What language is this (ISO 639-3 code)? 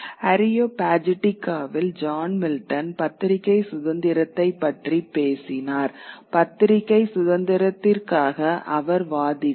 tam